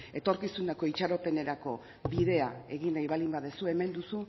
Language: Basque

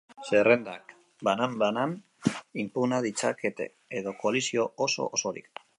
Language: Basque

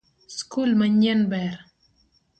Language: Luo (Kenya and Tanzania)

